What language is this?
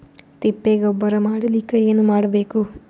Kannada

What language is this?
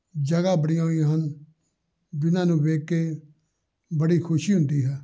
Punjabi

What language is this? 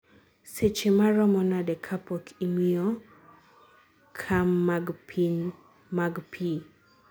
Luo (Kenya and Tanzania)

